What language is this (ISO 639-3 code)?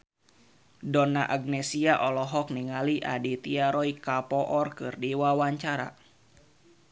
sun